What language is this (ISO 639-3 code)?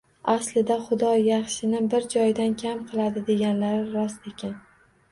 uzb